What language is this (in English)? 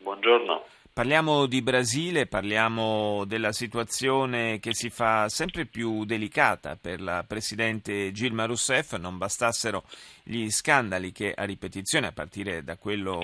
Italian